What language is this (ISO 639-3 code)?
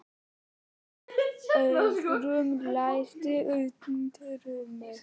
isl